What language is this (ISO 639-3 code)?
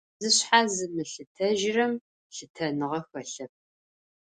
ady